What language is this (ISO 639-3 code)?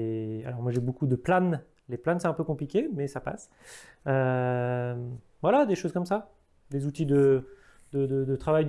fra